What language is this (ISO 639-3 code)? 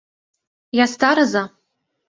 chm